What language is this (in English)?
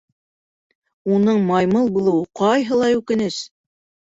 Bashkir